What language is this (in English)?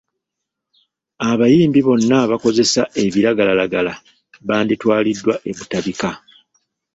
Ganda